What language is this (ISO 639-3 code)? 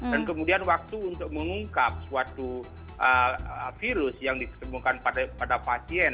ind